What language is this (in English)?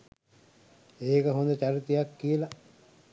Sinhala